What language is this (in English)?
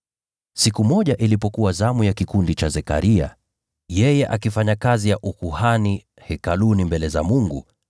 Swahili